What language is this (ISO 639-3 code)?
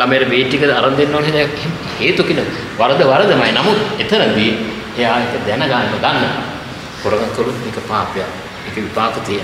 ind